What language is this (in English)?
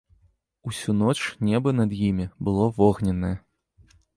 Belarusian